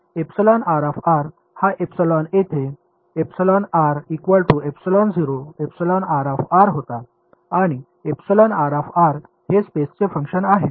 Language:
Marathi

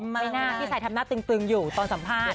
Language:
Thai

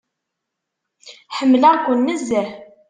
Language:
Kabyle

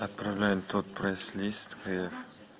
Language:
Russian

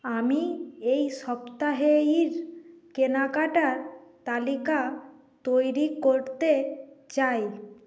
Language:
Bangla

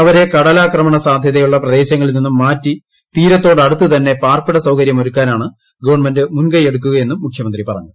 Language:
Malayalam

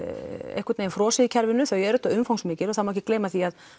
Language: Icelandic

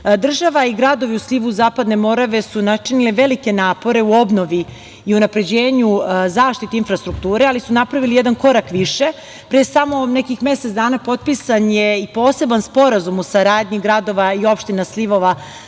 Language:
Serbian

